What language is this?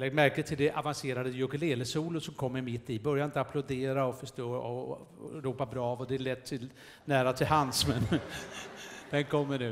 Swedish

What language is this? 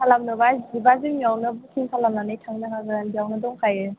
Bodo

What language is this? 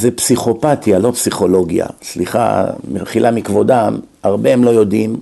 Hebrew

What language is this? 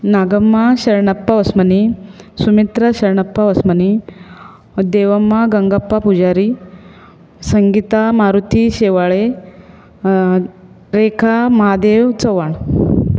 Konkani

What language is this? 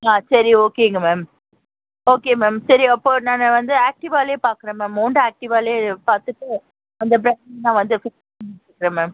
Tamil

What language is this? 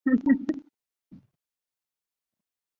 Chinese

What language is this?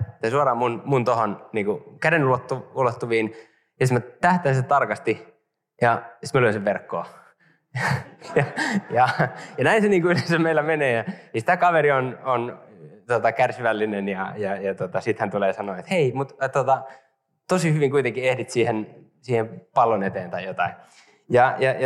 Finnish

